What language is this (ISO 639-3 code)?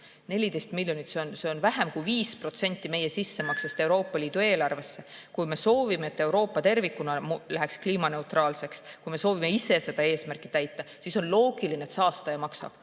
est